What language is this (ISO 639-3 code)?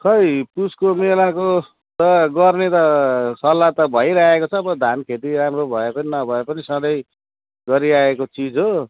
nep